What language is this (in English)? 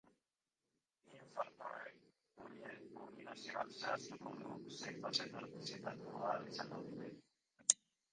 Basque